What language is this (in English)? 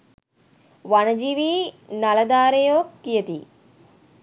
Sinhala